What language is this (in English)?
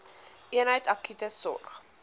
Afrikaans